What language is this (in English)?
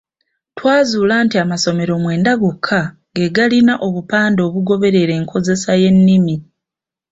Ganda